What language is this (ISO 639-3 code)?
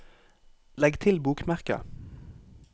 nor